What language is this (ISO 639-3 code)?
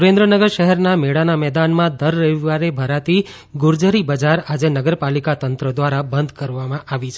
guj